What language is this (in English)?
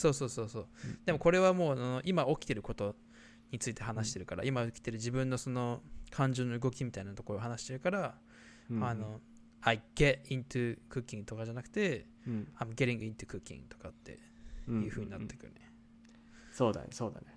Japanese